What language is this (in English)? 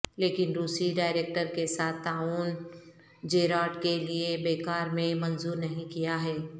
Urdu